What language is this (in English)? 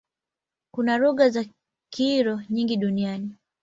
Swahili